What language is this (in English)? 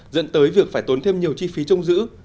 Vietnamese